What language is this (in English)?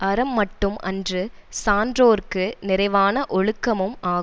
Tamil